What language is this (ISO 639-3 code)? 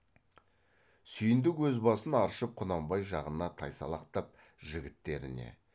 kaz